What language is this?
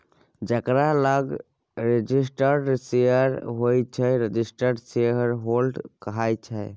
Maithili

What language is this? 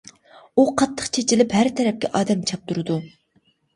Uyghur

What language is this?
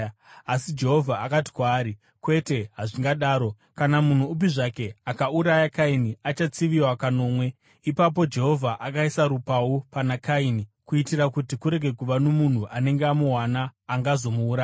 Shona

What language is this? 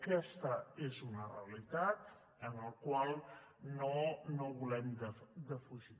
Catalan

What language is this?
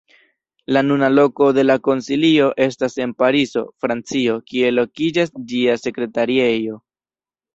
Esperanto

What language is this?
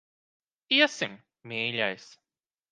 Latvian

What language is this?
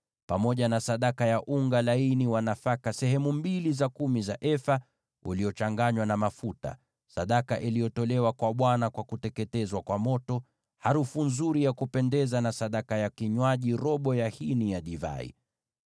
Swahili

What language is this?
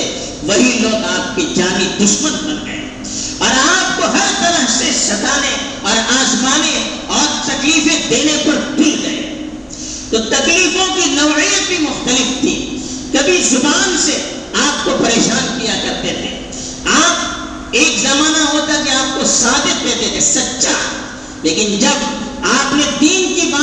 Urdu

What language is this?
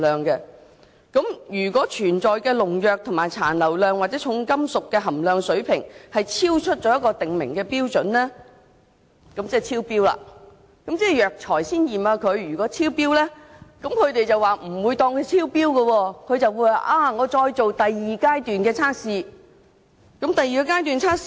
Cantonese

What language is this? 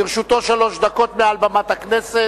Hebrew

